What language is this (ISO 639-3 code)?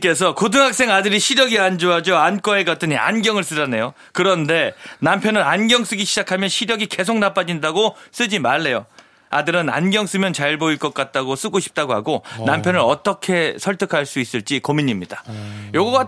kor